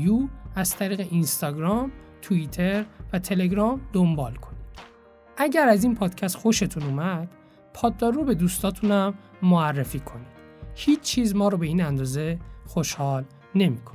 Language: Persian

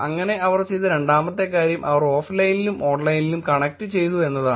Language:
Malayalam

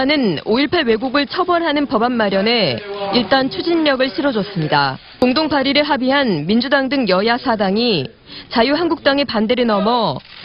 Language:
Korean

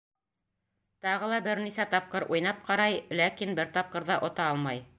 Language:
Bashkir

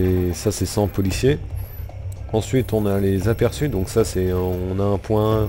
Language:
French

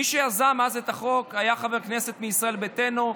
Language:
Hebrew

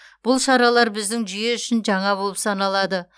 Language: Kazakh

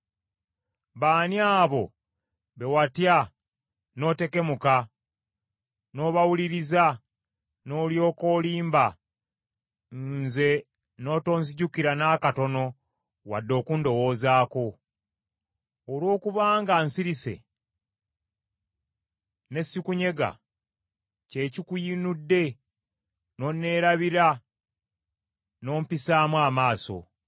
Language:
Ganda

